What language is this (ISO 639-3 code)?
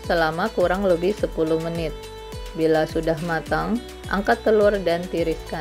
ind